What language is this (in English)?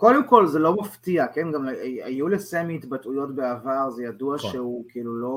Hebrew